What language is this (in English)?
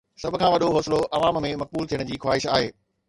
Sindhi